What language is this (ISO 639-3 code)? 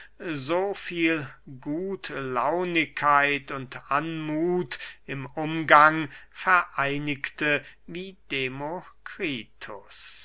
deu